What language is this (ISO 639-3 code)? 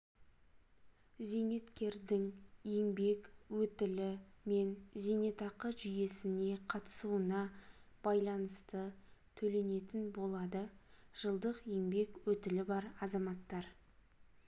kaz